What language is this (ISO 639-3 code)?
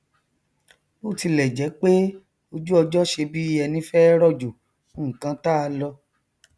yor